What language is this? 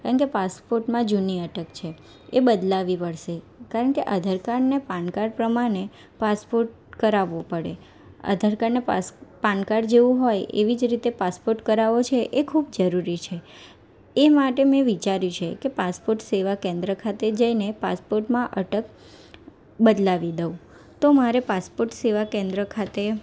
Gujarati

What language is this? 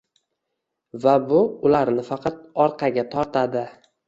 Uzbek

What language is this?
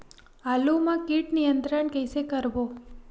Chhattisgarhi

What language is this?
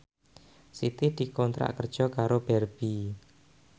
Javanese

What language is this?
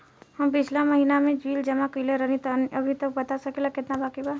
Bhojpuri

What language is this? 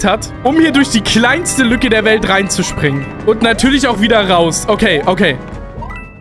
German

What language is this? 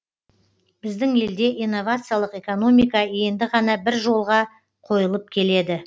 Kazakh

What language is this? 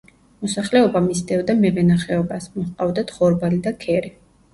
Georgian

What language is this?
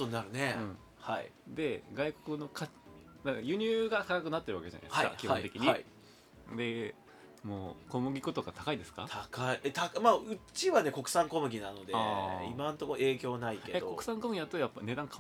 Japanese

